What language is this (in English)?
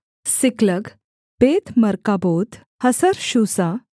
Hindi